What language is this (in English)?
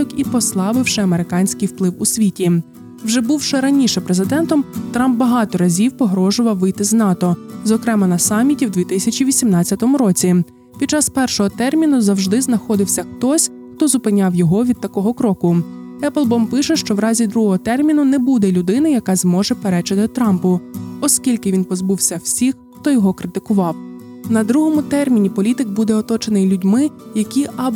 Ukrainian